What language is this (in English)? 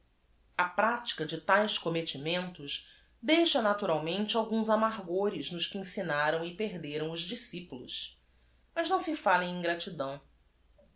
Portuguese